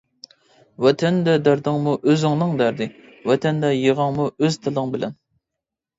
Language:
Uyghur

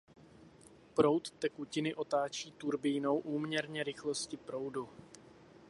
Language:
Czech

